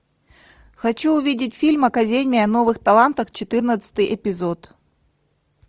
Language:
Russian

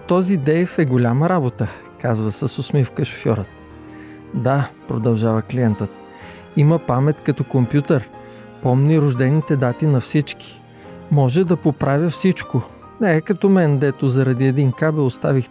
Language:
Bulgarian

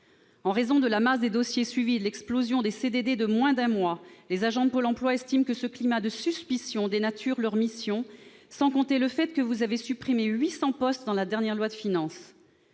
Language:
French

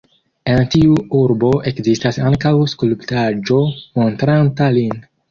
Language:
Esperanto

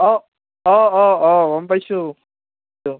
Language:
Assamese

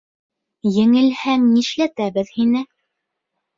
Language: Bashkir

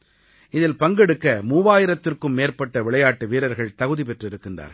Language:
Tamil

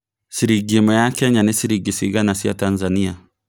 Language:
Kikuyu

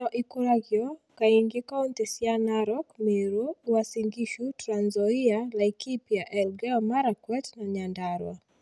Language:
Kikuyu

